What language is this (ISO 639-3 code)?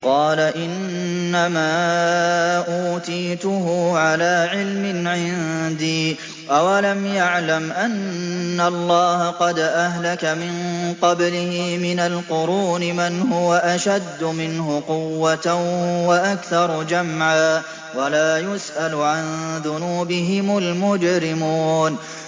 ara